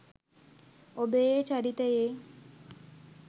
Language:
Sinhala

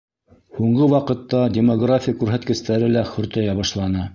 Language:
Bashkir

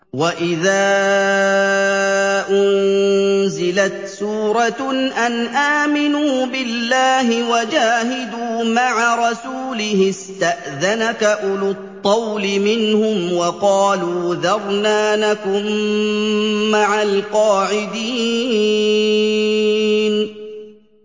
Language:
Arabic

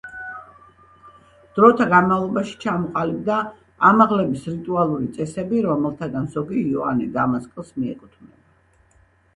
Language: Georgian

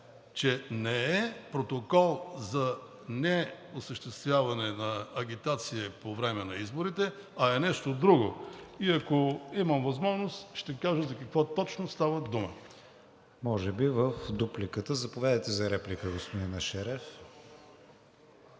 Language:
Bulgarian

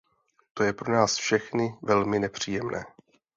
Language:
Czech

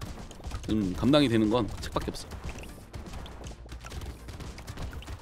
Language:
Korean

